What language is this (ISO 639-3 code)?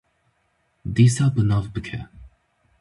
kur